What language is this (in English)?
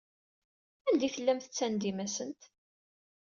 Kabyle